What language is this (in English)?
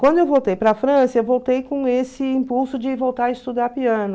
Portuguese